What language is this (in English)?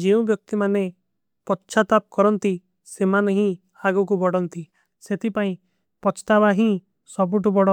Kui (India)